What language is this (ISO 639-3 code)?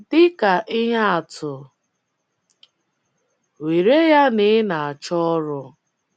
ibo